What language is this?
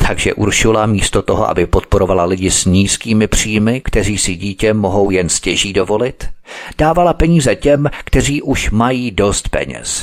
Czech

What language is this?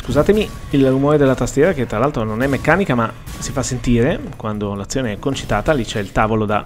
Italian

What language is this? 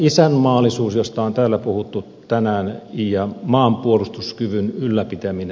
Finnish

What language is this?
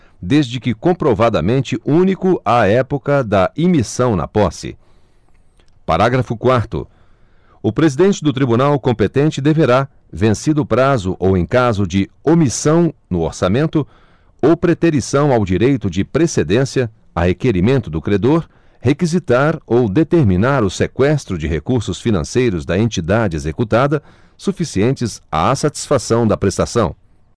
Portuguese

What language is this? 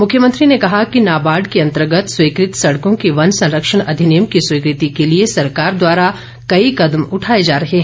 Hindi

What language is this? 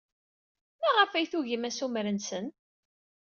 Kabyle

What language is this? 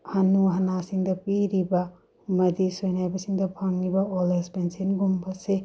Manipuri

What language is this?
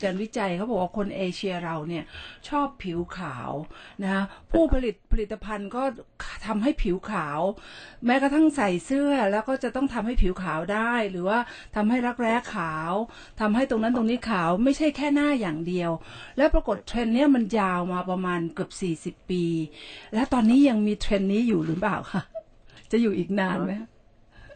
Thai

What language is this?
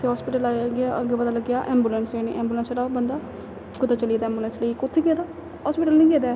Dogri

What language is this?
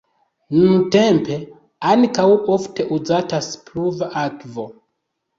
Esperanto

